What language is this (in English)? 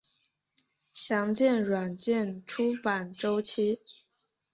Chinese